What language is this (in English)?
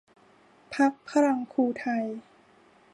Thai